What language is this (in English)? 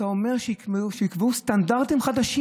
Hebrew